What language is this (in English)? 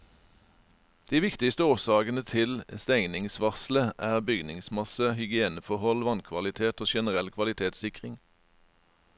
Norwegian